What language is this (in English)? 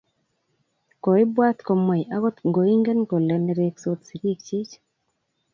Kalenjin